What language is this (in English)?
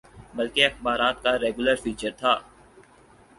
Urdu